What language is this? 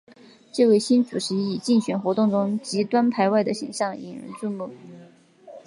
Chinese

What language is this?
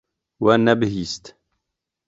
Kurdish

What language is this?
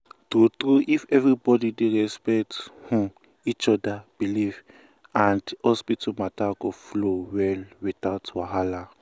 Nigerian Pidgin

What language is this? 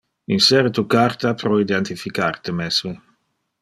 Interlingua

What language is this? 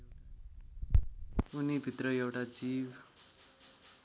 Nepali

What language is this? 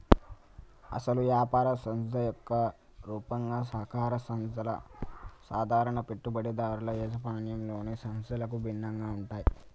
Telugu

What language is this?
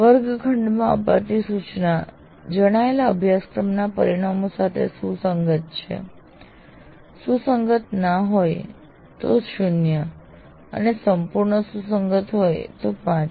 Gujarati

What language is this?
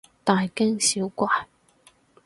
Cantonese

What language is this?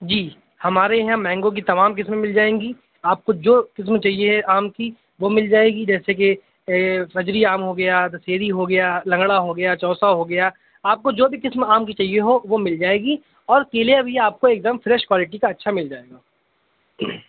Urdu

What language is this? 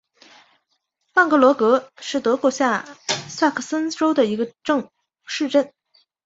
Chinese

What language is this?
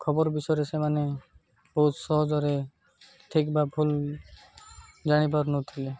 Odia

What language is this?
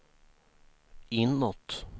Swedish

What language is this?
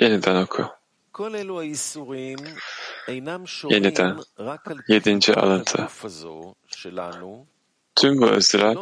Turkish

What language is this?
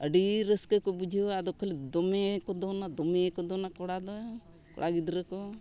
Santali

